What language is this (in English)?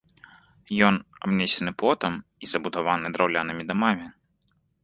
Belarusian